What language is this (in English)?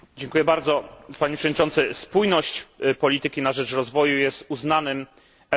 Polish